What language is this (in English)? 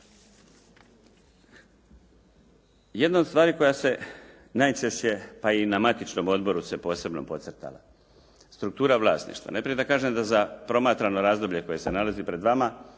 Croatian